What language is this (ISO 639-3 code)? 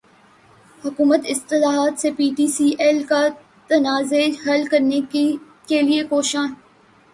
urd